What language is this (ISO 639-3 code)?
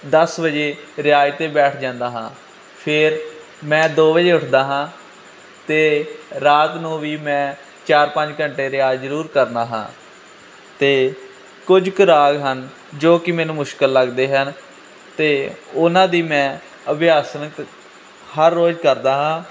pan